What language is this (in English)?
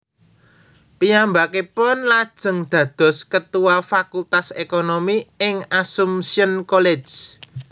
Javanese